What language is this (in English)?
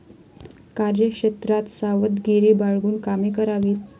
Marathi